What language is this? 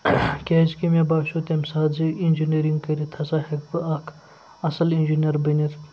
Kashmiri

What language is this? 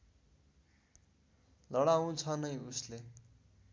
Nepali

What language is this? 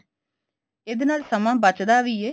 Punjabi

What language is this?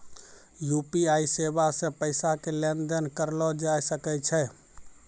Maithili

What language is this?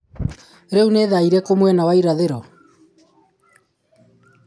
Kikuyu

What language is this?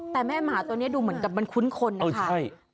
Thai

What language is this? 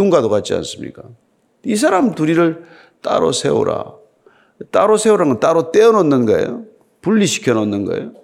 Korean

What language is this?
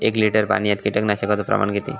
Marathi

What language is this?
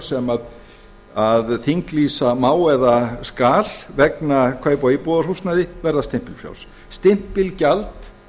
Icelandic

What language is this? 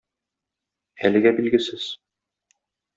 Tatar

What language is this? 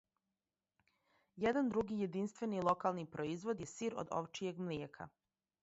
Serbian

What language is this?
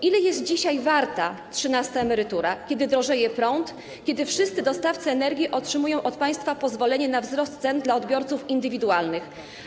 Polish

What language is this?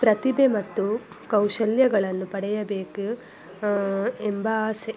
Kannada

